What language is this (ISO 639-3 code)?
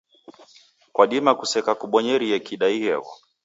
dav